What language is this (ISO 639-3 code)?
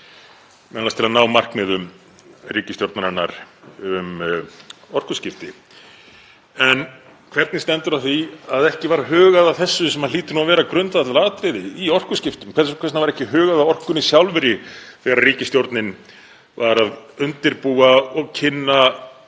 isl